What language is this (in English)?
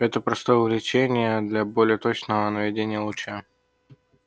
Russian